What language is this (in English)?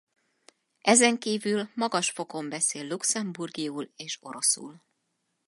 Hungarian